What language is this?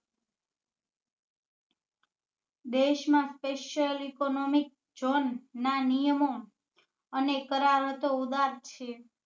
Gujarati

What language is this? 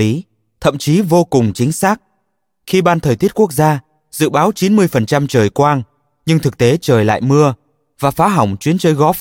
Vietnamese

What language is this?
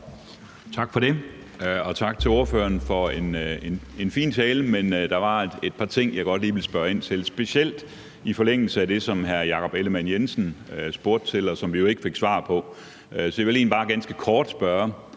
Danish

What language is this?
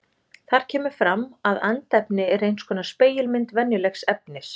Icelandic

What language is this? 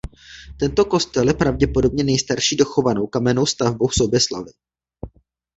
Czech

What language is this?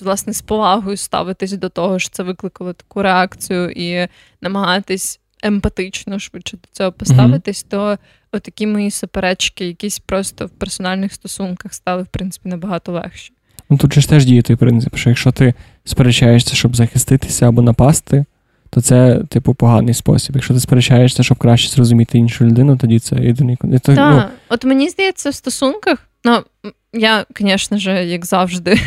Ukrainian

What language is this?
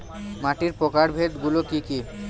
Bangla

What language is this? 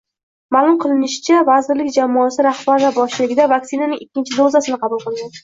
Uzbek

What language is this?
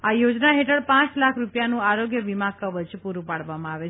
Gujarati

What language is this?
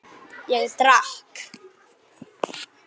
Icelandic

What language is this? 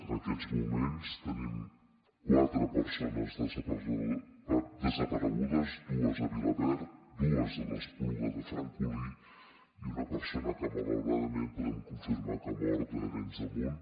Catalan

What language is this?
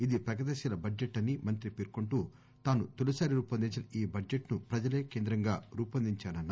Telugu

